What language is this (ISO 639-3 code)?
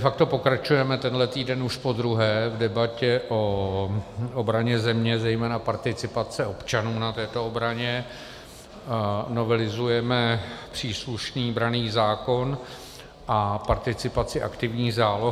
ces